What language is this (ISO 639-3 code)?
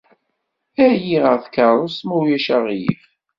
kab